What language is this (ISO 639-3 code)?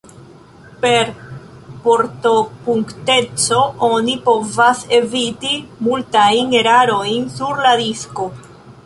epo